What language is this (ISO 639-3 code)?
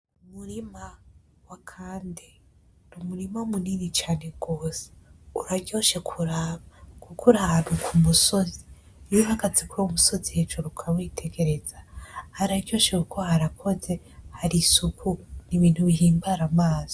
run